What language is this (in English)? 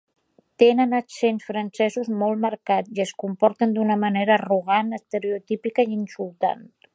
Catalan